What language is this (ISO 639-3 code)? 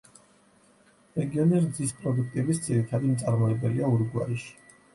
kat